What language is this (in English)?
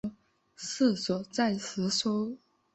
Chinese